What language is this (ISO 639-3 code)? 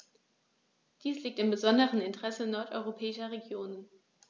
deu